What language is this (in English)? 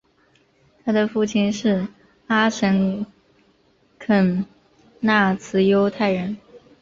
Chinese